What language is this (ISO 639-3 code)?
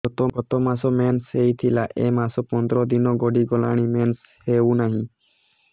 ori